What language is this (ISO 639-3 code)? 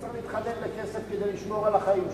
heb